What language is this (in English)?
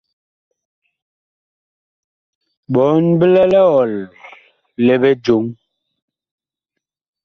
Bakoko